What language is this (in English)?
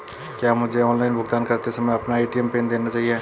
Hindi